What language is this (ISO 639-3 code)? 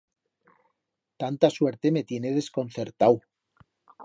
arg